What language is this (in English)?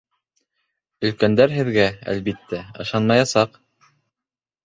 Bashkir